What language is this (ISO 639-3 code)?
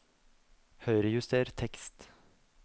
nor